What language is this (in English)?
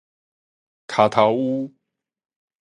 Min Nan Chinese